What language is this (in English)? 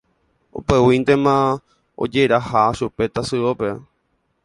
Guarani